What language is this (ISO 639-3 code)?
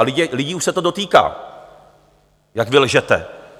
ces